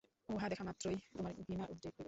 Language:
Bangla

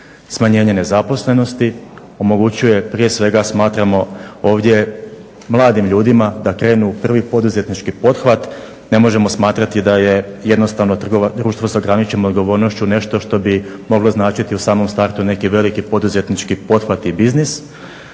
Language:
Croatian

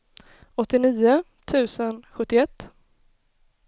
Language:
Swedish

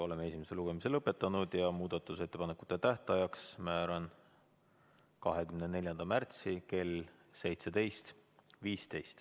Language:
Estonian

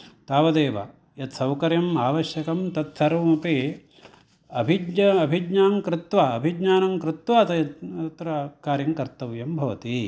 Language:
Sanskrit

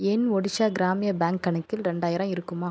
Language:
Tamil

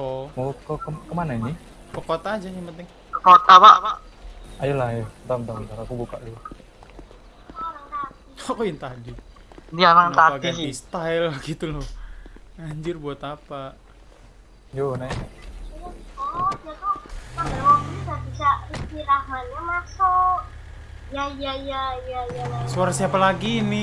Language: Indonesian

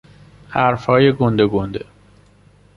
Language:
Persian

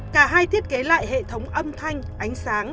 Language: Vietnamese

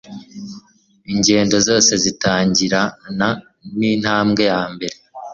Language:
Kinyarwanda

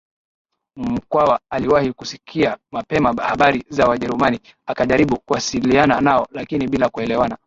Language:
Swahili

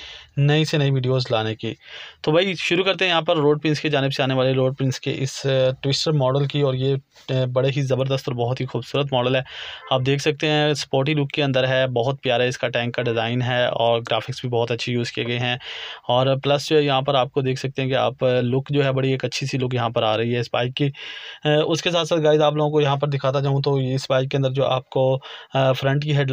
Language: Hindi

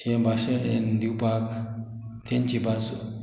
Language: Konkani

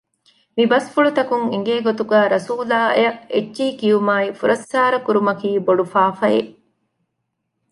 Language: Divehi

